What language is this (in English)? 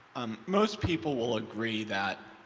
English